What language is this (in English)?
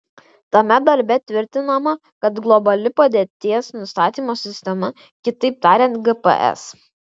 Lithuanian